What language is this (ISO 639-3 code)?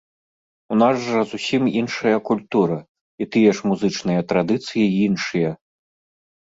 bel